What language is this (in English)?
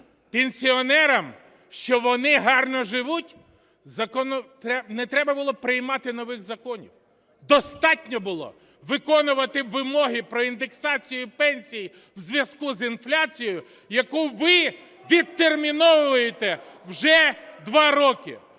Ukrainian